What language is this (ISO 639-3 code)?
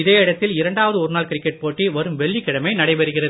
tam